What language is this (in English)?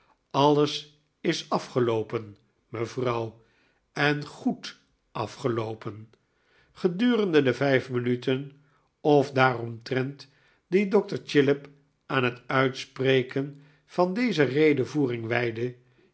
Dutch